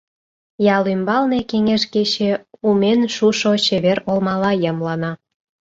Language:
Mari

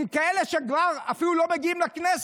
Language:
Hebrew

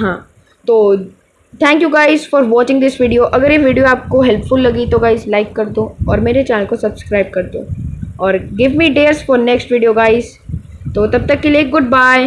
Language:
Hindi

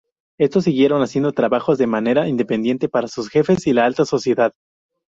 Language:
Spanish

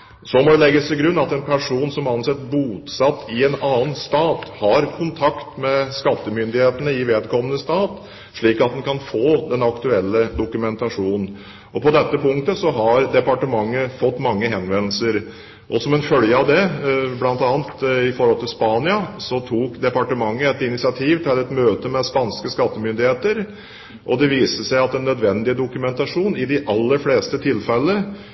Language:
Norwegian Bokmål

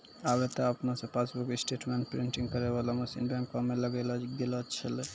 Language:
Maithili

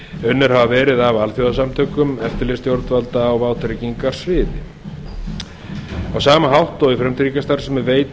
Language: Icelandic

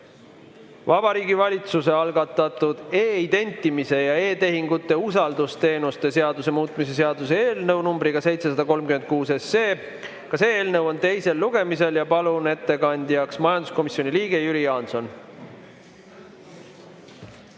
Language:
Estonian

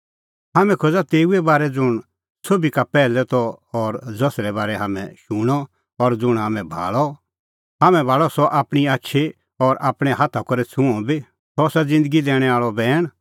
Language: Kullu Pahari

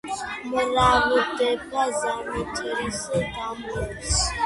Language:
Georgian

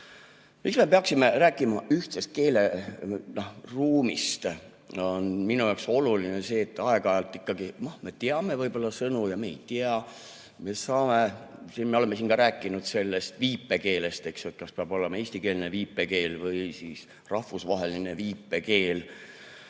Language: Estonian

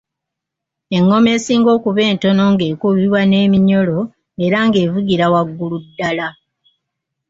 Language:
Ganda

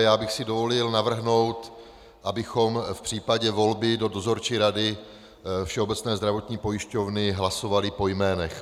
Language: Czech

